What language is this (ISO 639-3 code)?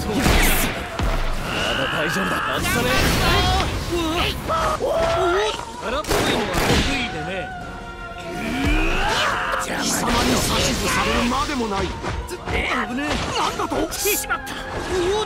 jpn